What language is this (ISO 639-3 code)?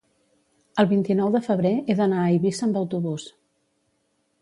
cat